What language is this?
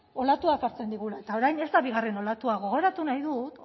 Basque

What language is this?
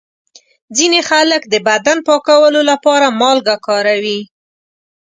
Pashto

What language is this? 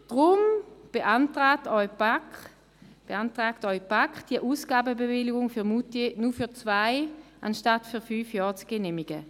Swiss German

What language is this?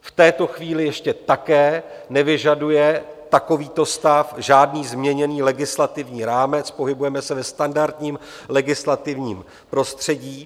Czech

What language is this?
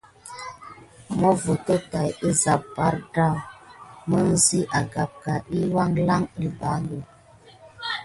Gidar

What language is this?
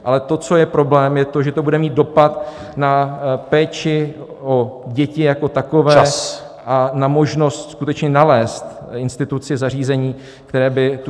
Czech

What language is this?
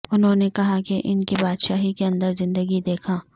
Urdu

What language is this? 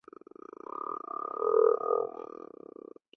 Chinese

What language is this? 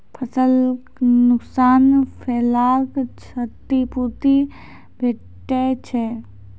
Maithili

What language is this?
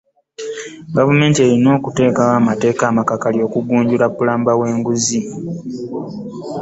Ganda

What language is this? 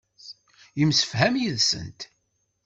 Kabyle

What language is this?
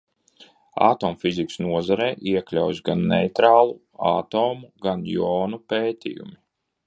Latvian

